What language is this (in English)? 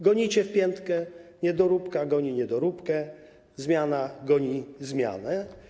Polish